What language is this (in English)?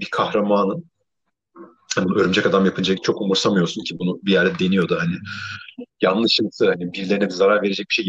Turkish